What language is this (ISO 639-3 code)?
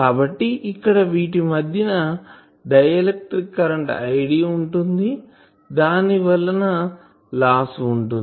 tel